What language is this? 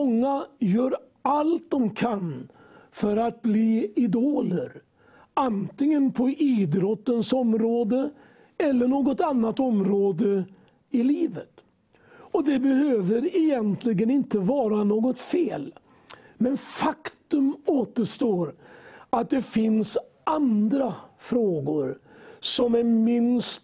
Swedish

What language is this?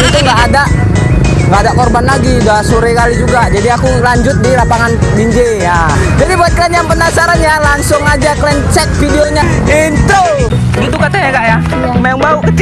Indonesian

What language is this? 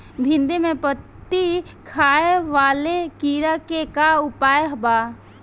Bhojpuri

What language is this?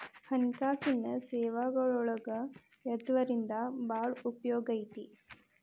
Kannada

